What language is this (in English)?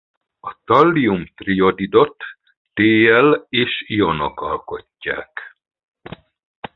Hungarian